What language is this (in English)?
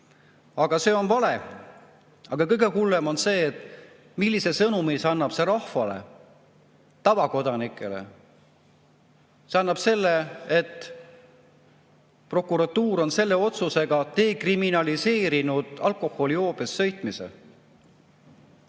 Estonian